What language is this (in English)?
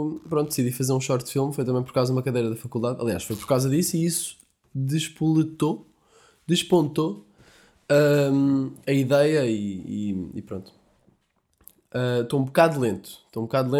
Portuguese